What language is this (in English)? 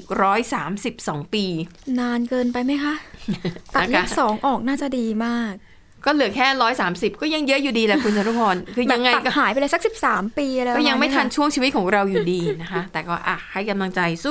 Thai